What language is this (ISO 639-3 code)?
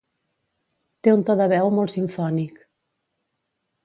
cat